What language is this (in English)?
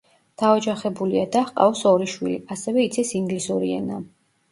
Georgian